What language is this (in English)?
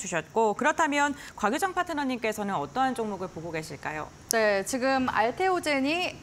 Korean